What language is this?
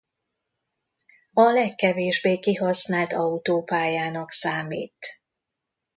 Hungarian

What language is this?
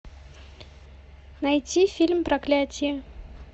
Russian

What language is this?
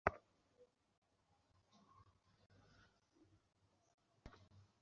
Bangla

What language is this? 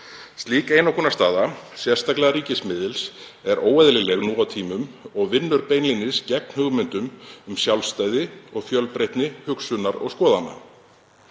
Icelandic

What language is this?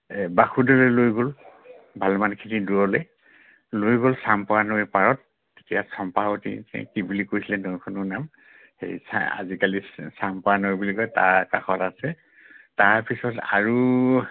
Assamese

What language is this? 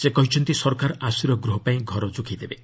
Odia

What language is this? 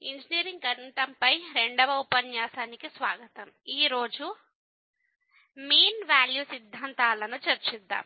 Telugu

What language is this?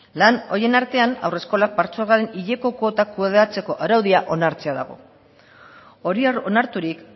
Basque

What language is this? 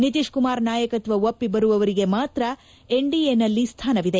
Kannada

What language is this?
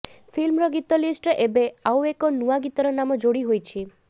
Odia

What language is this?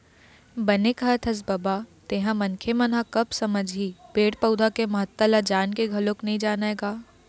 Chhattisgarhi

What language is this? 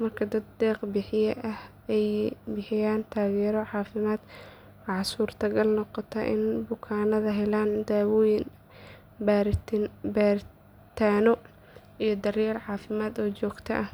Somali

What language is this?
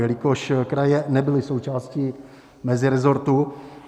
Czech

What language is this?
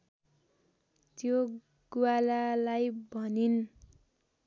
Nepali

